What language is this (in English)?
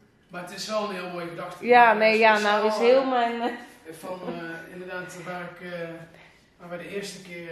Dutch